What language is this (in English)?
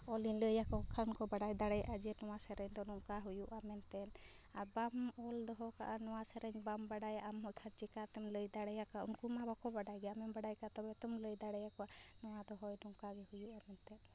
Santali